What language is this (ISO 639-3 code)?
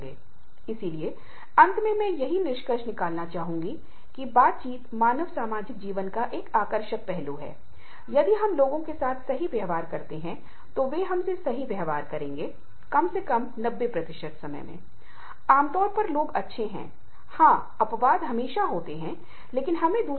hin